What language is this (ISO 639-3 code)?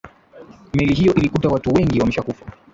swa